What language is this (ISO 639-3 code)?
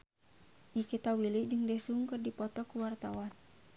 sun